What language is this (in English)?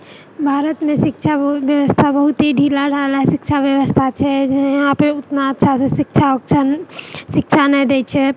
Maithili